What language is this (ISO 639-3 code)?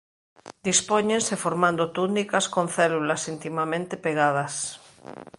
glg